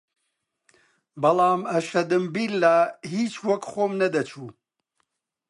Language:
Central Kurdish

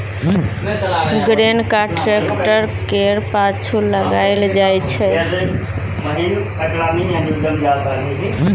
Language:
Maithili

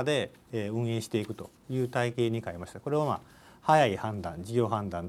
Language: Japanese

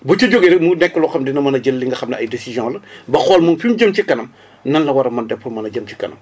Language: Wolof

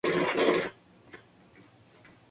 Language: Spanish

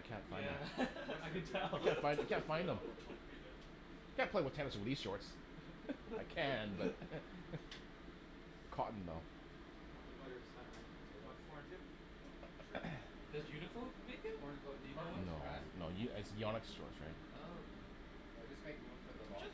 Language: English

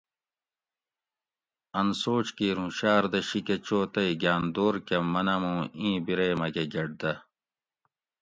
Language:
Gawri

